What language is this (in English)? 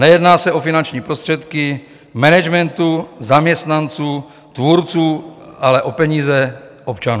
Czech